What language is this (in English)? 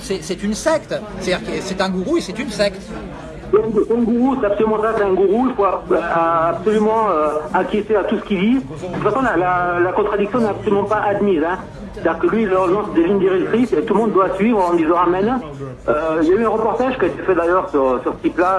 French